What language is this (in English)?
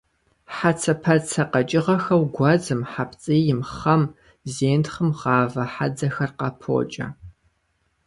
Kabardian